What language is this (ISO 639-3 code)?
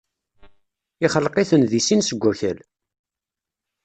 kab